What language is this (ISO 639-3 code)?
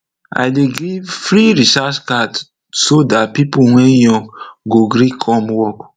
pcm